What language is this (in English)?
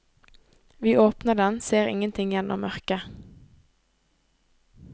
Norwegian